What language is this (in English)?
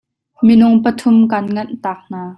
Hakha Chin